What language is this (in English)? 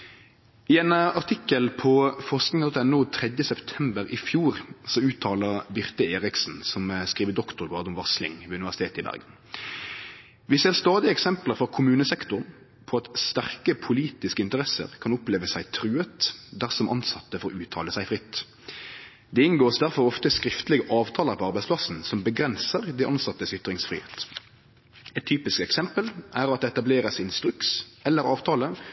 Norwegian Nynorsk